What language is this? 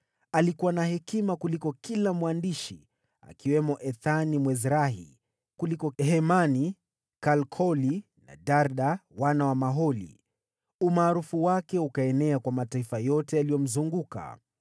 Swahili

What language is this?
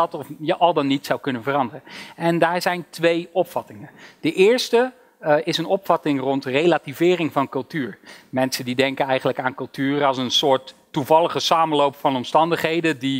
Dutch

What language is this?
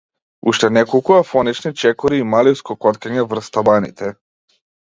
Macedonian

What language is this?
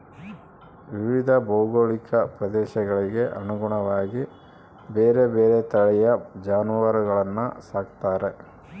Kannada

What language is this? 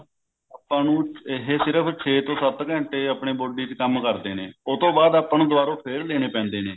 Punjabi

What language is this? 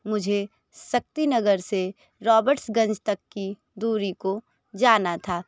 Hindi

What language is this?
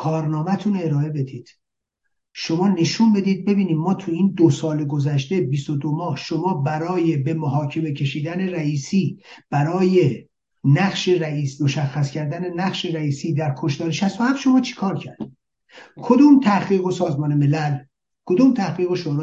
Persian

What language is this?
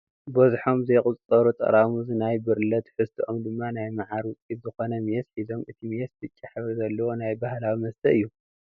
Tigrinya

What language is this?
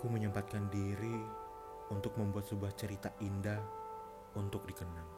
Indonesian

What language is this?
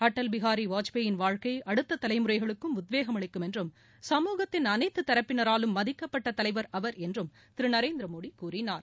Tamil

